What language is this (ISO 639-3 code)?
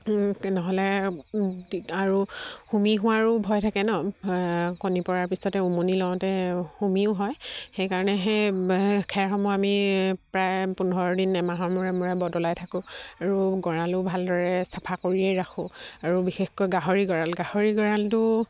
asm